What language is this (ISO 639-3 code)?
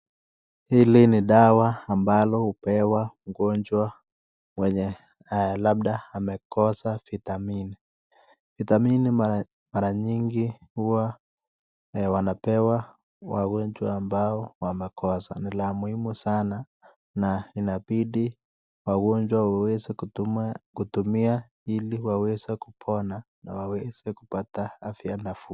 swa